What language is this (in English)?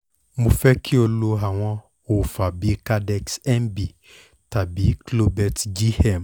Yoruba